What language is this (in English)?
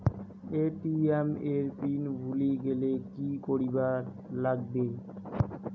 Bangla